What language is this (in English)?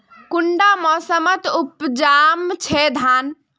Magahi